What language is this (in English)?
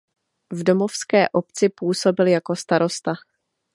Czech